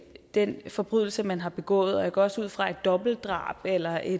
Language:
Danish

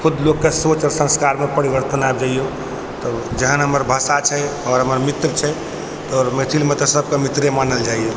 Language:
Maithili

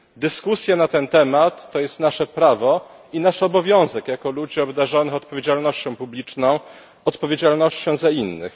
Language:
Polish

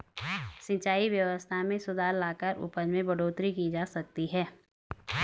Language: Hindi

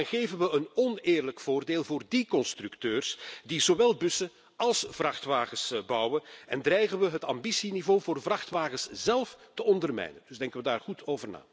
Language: Dutch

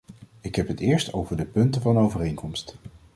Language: Dutch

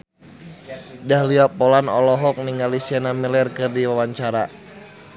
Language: Sundanese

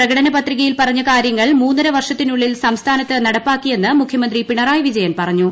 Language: Malayalam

